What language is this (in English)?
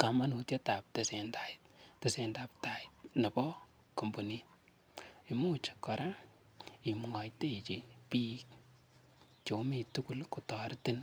Kalenjin